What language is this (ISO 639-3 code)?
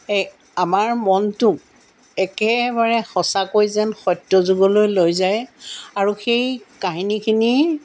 asm